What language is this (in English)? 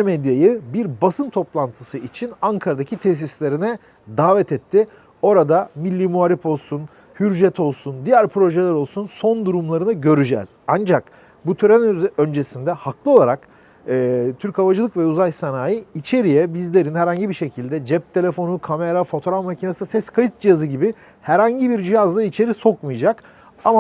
Turkish